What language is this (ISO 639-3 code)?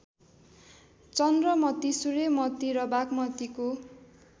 nep